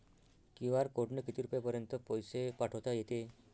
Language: Marathi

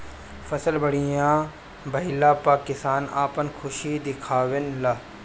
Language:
Bhojpuri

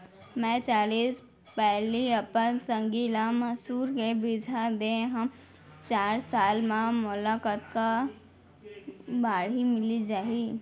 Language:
Chhattisgarhi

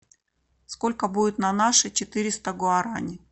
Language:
Russian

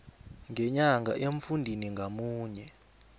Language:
South Ndebele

